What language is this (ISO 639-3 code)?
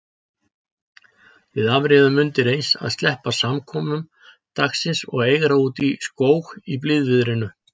isl